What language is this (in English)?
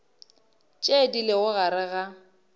Northern Sotho